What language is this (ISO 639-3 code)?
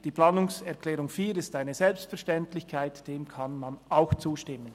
gsw